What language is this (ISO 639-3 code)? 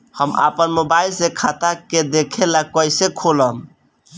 bho